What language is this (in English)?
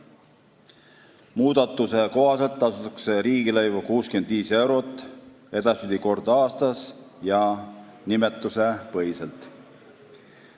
Estonian